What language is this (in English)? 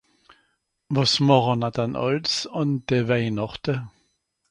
Swiss German